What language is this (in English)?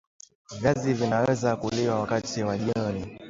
Swahili